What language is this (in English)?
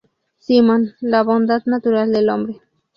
Spanish